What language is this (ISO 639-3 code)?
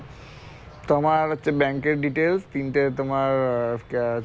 ben